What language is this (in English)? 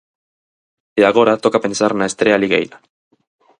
Galician